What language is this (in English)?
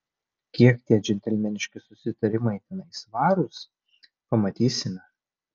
Lithuanian